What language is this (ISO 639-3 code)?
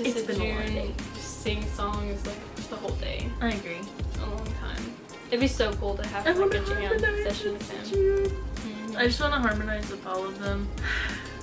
eng